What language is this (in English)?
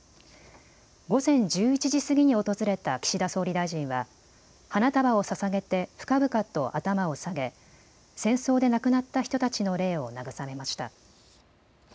Japanese